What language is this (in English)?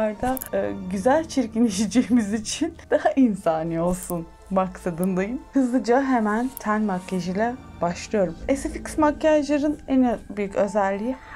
Turkish